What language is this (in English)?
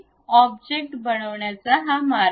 Marathi